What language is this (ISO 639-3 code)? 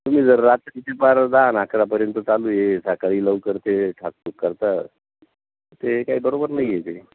mar